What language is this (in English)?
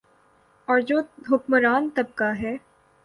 Urdu